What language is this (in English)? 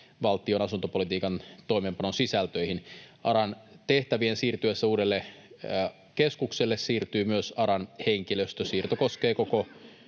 Finnish